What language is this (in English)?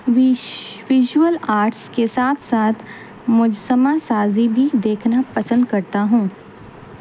Urdu